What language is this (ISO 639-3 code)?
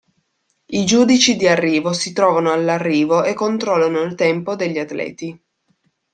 ita